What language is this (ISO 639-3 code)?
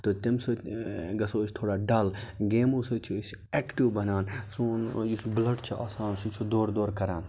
kas